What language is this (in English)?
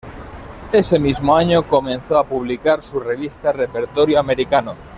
Spanish